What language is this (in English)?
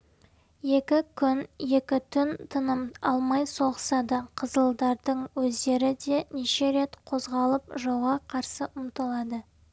Kazakh